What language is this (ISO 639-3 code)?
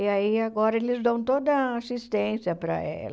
por